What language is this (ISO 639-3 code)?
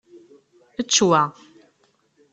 kab